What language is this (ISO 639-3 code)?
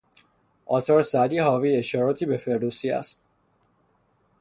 fas